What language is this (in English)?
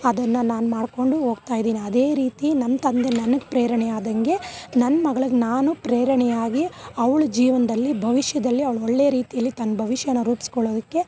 Kannada